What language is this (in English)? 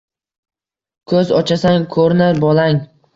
Uzbek